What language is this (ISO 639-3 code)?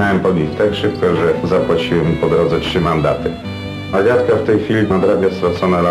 pol